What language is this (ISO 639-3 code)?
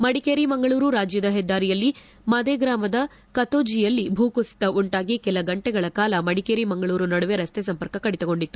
kan